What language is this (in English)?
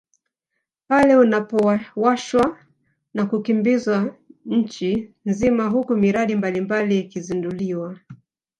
Swahili